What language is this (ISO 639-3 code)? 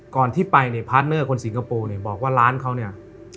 tha